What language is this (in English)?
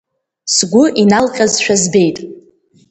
Abkhazian